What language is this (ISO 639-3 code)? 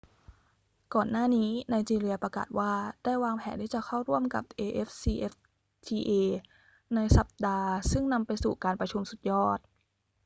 tha